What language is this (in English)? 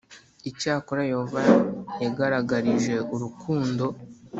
Kinyarwanda